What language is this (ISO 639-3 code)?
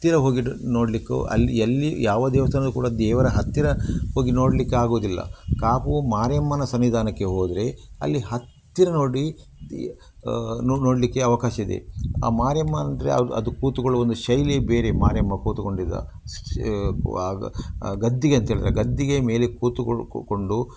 kan